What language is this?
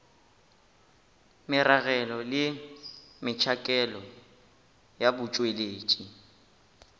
Northern Sotho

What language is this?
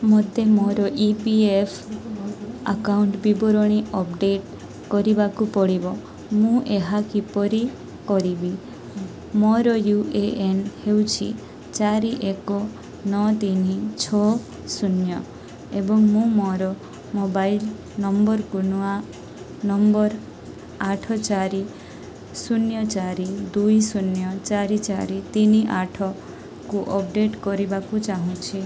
Odia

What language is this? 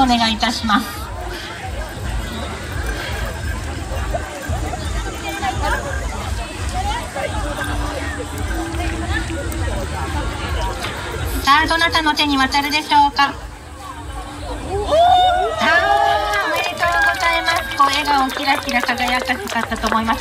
Japanese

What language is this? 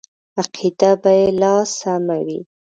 Pashto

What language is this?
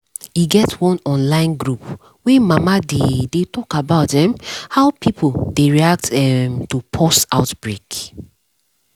Nigerian Pidgin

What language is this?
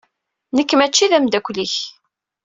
Kabyle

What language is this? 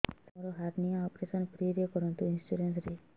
Odia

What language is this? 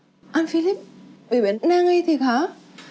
Vietnamese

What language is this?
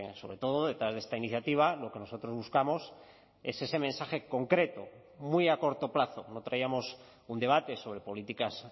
Spanish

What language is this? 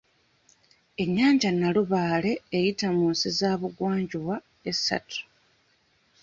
Ganda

